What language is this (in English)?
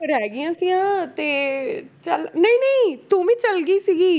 Punjabi